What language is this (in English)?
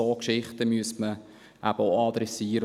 Swiss German